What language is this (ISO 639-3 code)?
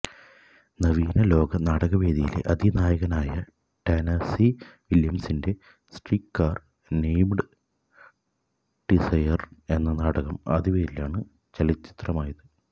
mal